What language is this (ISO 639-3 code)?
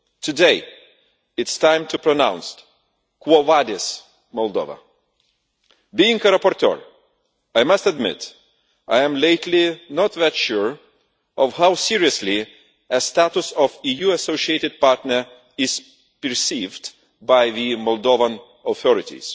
eng